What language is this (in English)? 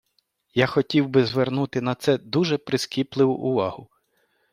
Ukrainian